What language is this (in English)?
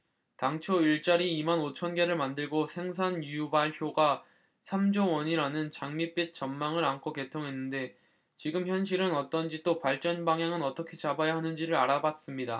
Korean